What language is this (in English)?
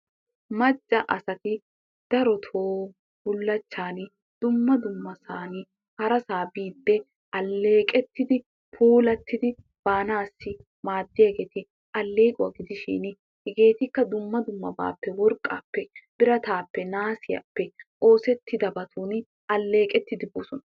Wolaytta